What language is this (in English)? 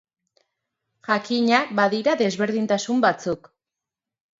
Basque